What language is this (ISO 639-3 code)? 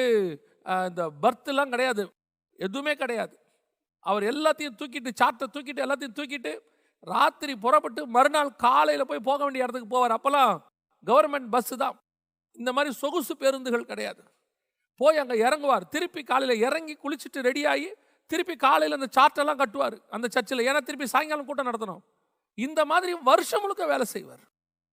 tam